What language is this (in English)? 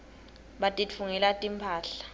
Swati